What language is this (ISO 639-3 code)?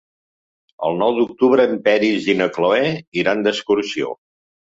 cat